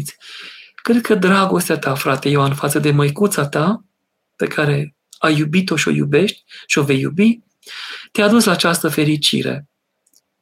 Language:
Romanian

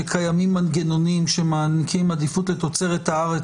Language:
Hebrew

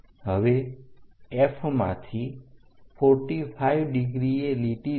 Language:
Gujarati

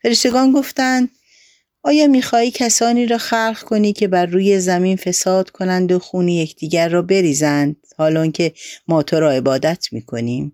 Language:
Persian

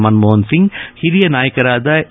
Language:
Kannada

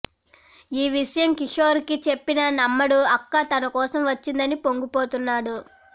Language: Telugu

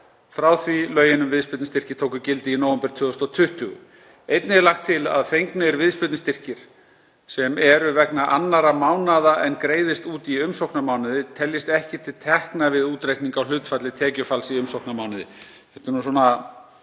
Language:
Icelandic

